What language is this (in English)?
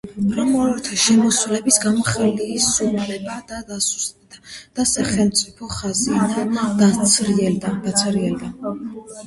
Georgian